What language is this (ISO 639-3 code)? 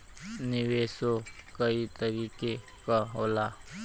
bho